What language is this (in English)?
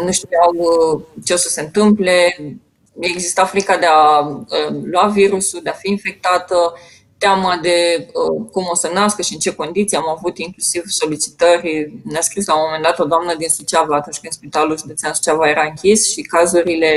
Romanian